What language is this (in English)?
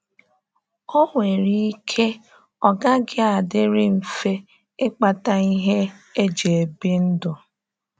Igbo